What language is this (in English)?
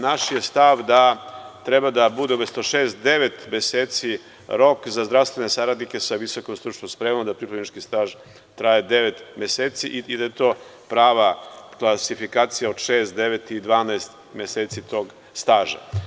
Serbian